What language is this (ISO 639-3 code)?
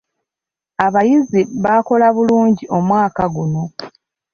lug